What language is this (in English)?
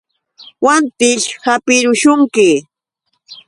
Yauyos Quechua